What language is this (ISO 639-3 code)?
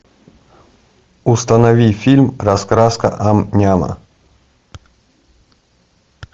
rus